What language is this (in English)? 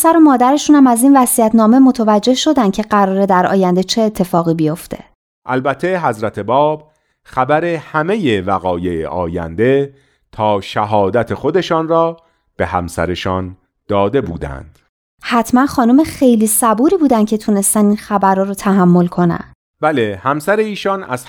Persian